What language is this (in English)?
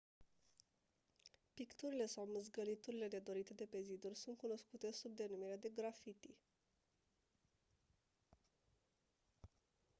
Romanian